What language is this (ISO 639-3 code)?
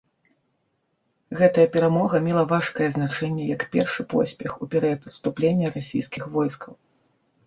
bel